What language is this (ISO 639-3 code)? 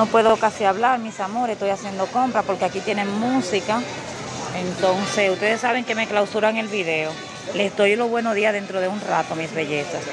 spa